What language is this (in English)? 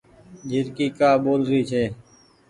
Goaria